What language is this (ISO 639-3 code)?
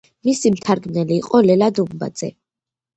kat